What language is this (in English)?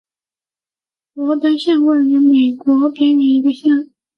Chinese